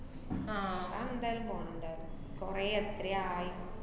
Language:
Malayalam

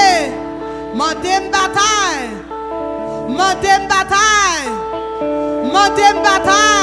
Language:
French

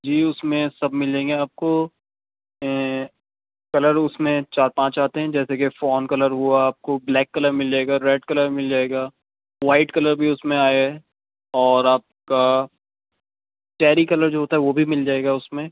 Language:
Urdu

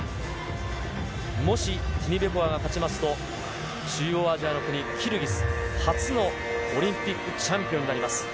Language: Japanese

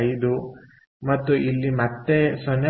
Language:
Kannada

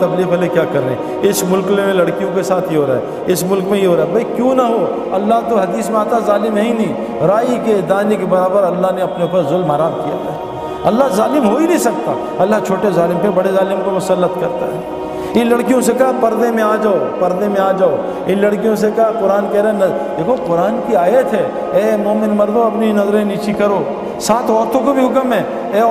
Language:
Urdu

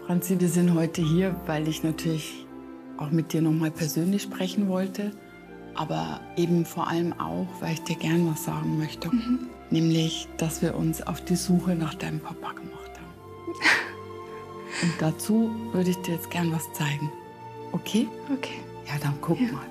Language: German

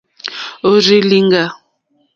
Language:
Mokpwe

